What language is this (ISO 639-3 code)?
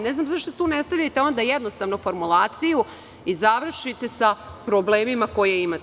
srp